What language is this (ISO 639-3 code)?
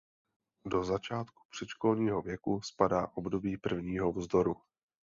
ces